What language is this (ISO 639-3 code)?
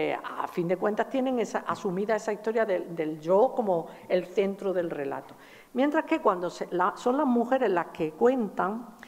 spa